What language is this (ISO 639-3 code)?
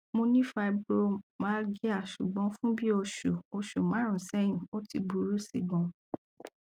yor